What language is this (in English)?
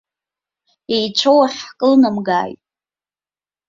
Abkhazian